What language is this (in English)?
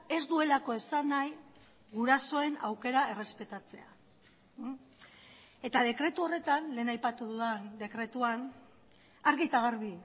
Basque